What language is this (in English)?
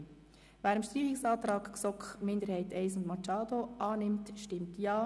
Swiss German